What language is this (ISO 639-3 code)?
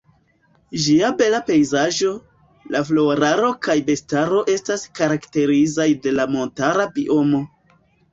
epo